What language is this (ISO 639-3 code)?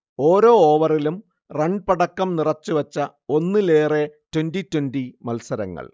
mal